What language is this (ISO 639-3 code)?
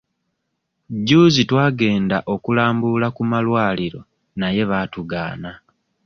lug